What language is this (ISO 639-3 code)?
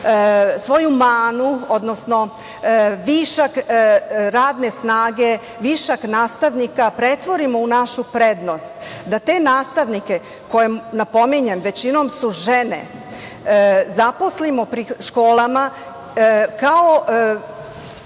srp